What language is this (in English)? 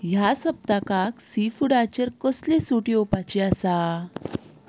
Konkani